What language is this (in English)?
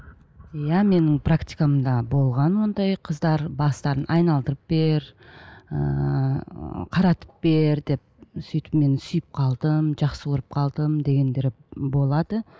Kazakh